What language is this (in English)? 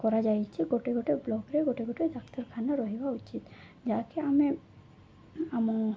Odia